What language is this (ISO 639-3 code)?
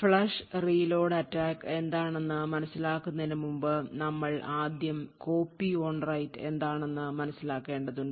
mal